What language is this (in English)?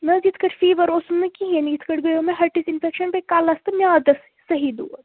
Kashmiri